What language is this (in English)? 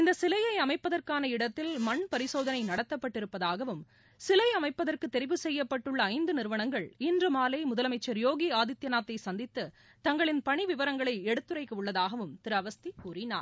Tamil